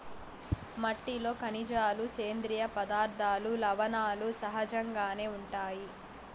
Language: Telugu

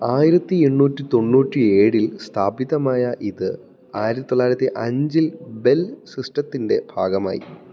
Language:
Malayalam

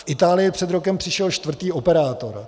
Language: Czech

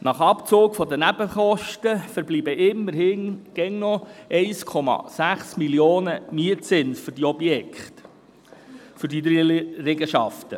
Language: Swiss German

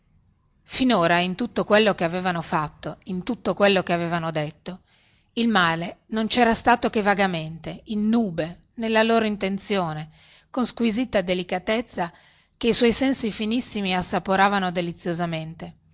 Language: Italian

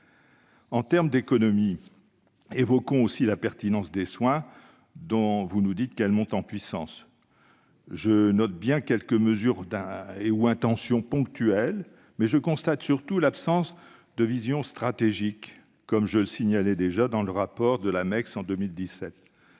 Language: French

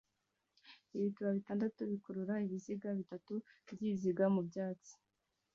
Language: Kinyarwanda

